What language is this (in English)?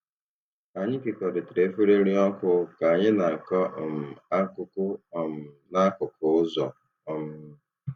Igbo